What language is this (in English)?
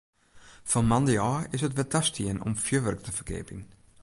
Western Frisian